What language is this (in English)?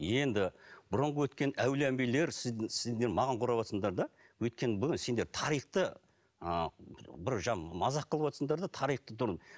Kazakh